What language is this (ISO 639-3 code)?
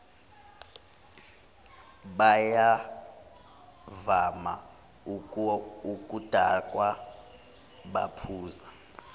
zul